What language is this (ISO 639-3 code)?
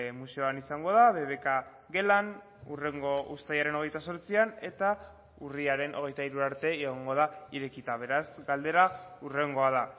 eus